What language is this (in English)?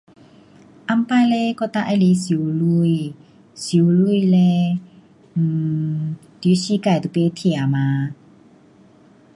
Pu-Xian Chinese